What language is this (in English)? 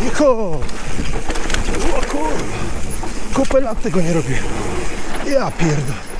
Polish